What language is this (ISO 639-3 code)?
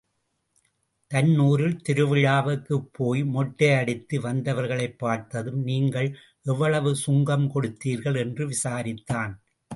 tam